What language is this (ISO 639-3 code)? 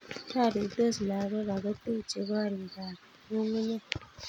kln